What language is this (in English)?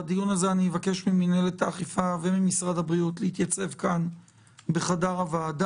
Hebrew